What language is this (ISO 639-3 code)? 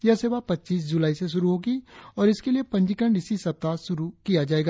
hin